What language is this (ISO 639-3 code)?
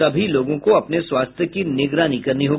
hin